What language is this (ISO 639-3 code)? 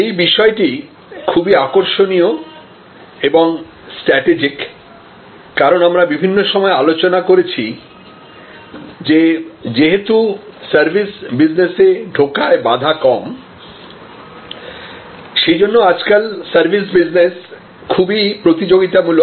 ben